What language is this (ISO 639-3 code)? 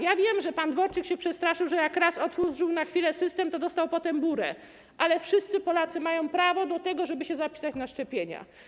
pol